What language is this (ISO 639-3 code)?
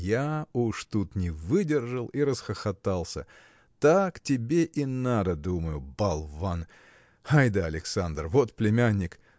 rus